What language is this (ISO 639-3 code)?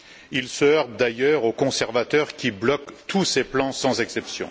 fra